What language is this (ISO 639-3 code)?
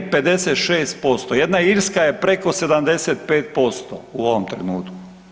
hrv